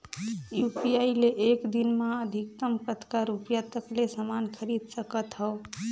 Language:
Chhattisgarhi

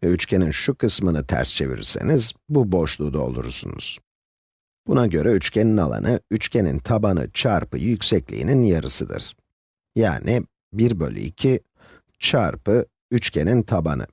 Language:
Turkish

